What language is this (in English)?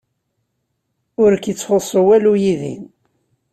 Kabyle